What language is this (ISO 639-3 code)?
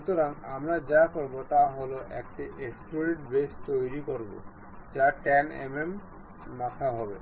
ben